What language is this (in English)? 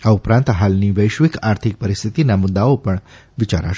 Gujarati